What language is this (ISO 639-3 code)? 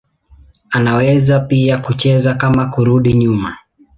swa